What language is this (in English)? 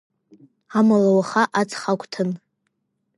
Abkhazian